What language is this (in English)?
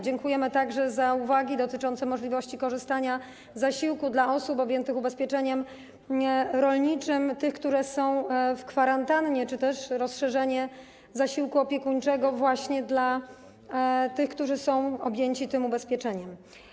Polish